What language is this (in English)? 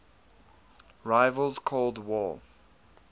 English